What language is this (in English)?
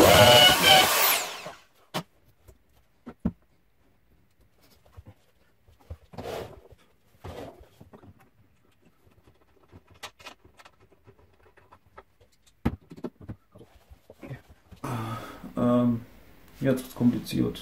German